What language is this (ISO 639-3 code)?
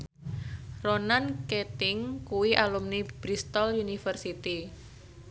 jav